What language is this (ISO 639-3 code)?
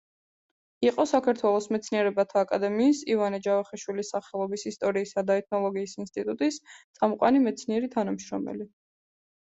kat